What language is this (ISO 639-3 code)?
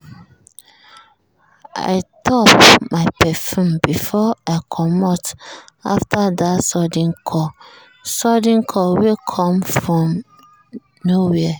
pcm